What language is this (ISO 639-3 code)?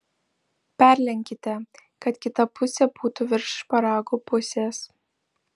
lit